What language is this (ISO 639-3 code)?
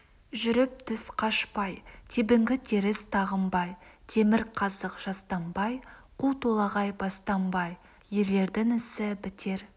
kaz